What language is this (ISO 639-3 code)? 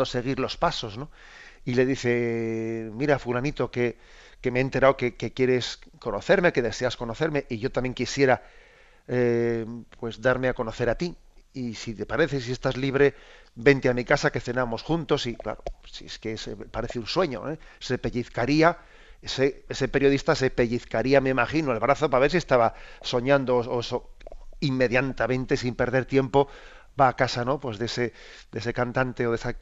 spa